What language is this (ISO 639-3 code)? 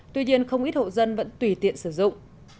vie